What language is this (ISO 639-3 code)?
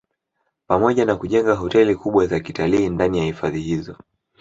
swa